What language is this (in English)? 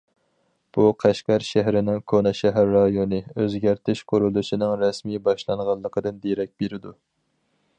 Uyghur